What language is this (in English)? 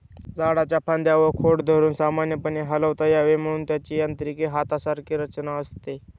Marathi